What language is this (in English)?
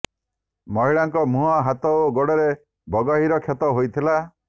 Odia